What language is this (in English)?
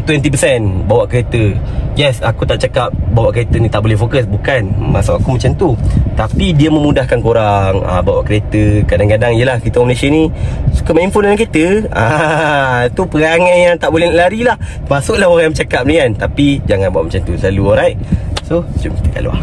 Malay